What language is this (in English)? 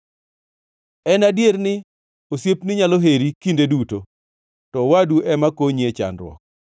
Luo (Kenya and Tanzania)